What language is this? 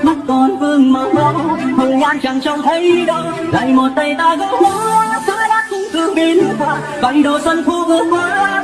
Vietnamese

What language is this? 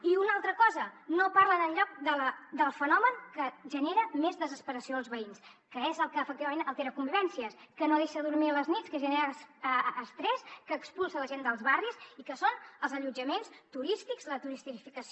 Catalan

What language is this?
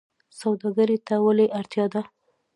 Pashto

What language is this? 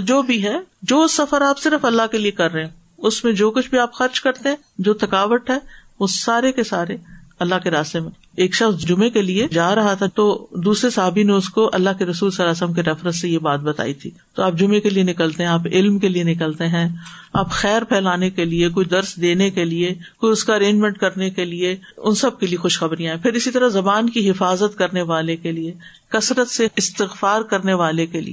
Urdu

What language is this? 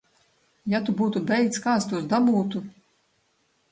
Latvian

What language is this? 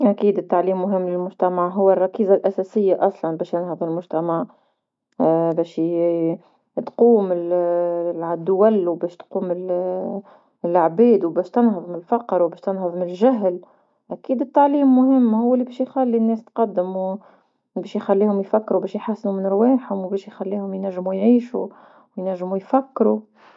Tunisian Arabic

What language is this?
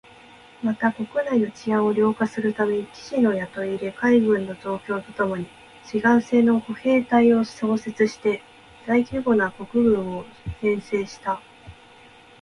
Japanese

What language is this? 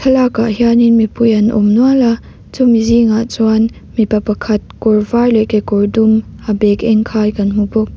Mizo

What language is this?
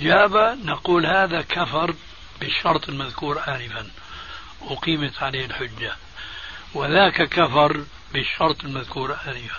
Arabic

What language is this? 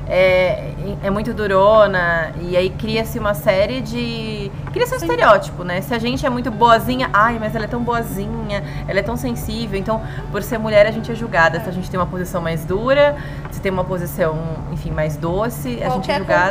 Portuguese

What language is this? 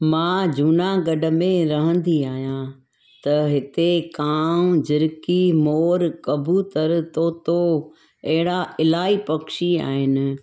Sindhi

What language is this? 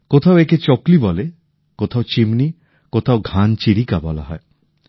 Bangla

